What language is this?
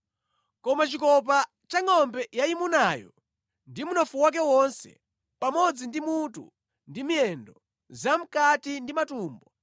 Nyanja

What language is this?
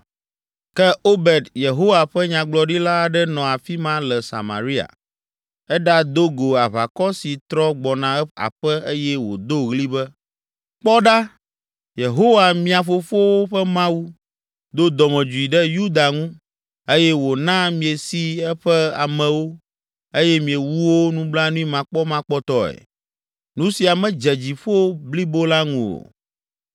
Ewe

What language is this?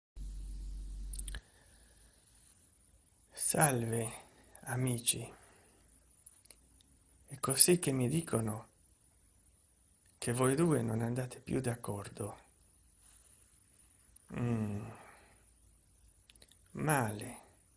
Italian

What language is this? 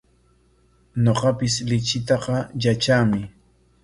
Corongo Ancash Quechua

